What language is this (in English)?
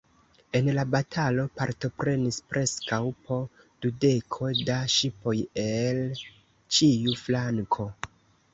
Esperanto